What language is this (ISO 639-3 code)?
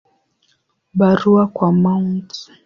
swa